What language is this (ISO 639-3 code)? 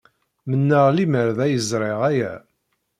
kab